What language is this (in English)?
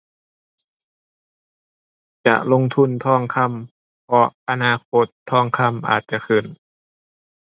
Thai